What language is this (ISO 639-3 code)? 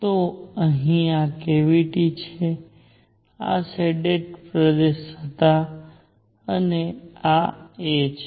guj